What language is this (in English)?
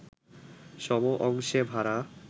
Bangla